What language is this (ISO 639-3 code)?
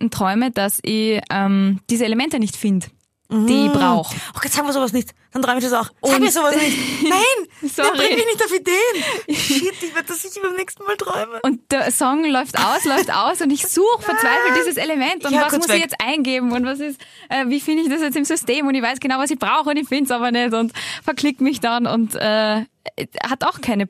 deu